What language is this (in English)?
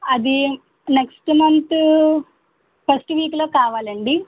Telugu